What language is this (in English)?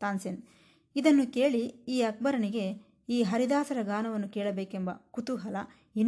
Kannada